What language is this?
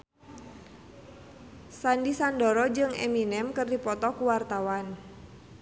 Sundanese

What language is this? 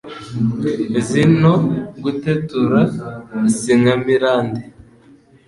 Kinyarwanda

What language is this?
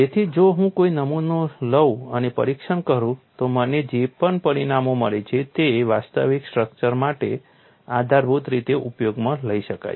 Gujarati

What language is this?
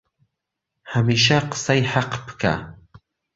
Central Kurdish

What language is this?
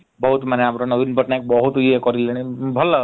Odia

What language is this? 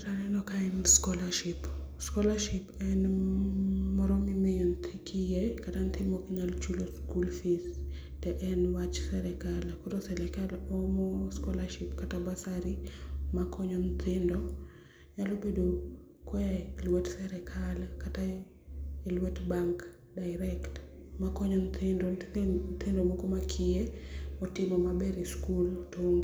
Luo (Kenya and Tanzania)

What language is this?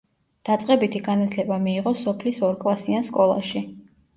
Georgian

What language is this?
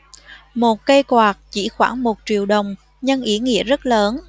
Vietnamese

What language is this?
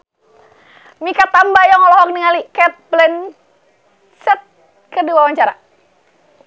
Sundanese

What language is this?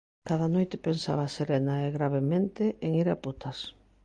Galician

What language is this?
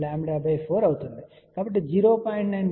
Telugu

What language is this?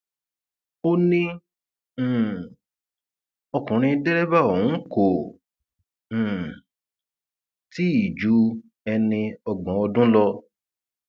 Yoruba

